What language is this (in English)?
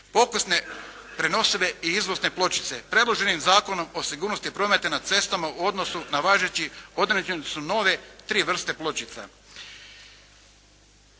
Croatian